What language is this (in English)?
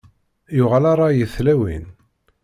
Kabyle